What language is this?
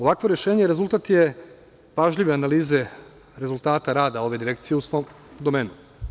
Serbian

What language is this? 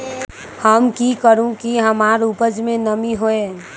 Magahi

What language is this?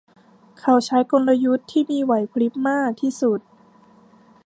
Thai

